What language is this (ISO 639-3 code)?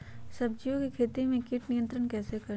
mag